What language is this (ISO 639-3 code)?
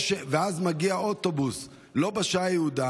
heb